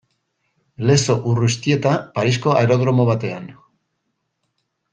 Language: Basque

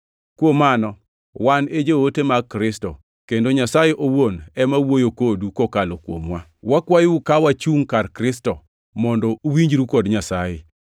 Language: Luo (Kenya and Tanzania)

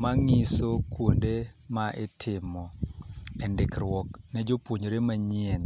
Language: Luo (Kenya and Tanzania)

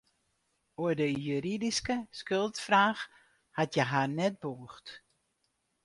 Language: Western Frisian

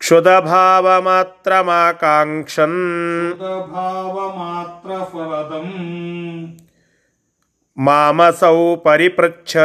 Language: Kannada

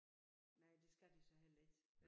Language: Danish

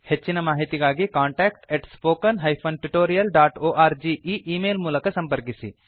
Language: Kannada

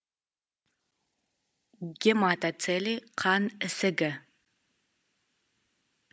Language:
Kazakh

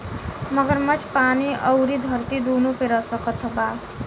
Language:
Bhojpuri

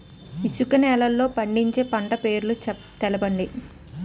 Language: Telugu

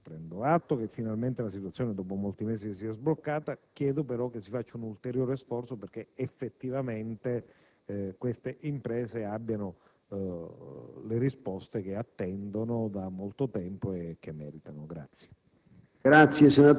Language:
Italian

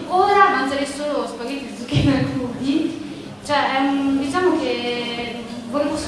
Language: Italian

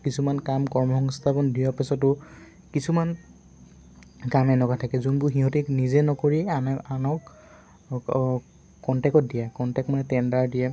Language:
Assamese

